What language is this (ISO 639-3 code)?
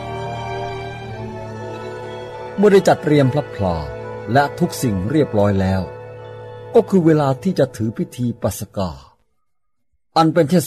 tha